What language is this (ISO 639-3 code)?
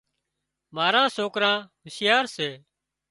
kxp